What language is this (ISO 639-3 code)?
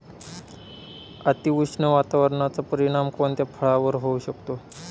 mar